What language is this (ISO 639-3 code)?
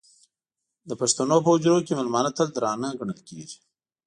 pus